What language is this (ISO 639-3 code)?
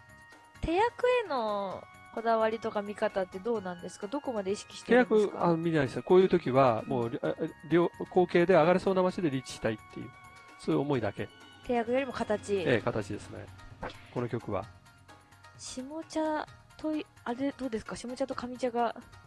jpn